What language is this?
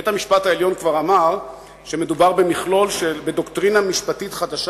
Hebrew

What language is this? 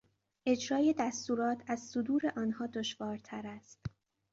Persian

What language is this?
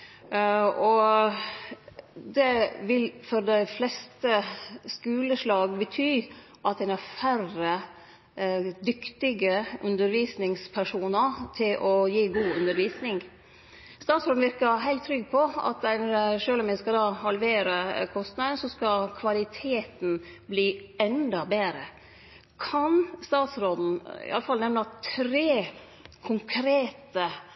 Norwegian Nynorsk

